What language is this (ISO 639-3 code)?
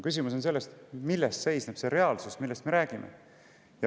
est